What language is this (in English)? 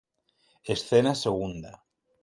Spanish